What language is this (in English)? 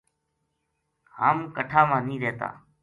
Gujari